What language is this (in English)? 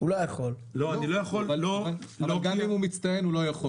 Hebrew